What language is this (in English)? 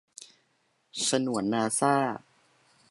Thai